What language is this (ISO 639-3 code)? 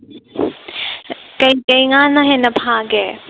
mni